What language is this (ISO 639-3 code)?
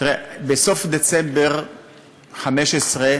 heb